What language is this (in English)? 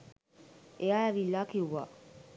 Sinhala